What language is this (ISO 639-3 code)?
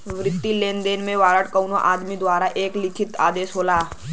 bho